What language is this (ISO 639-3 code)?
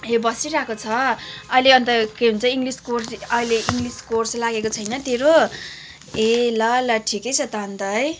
nep